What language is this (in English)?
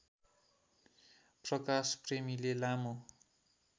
Nepali